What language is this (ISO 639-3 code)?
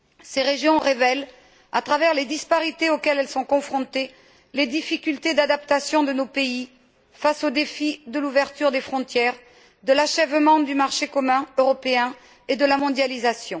fra